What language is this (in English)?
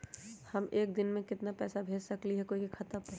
Magahi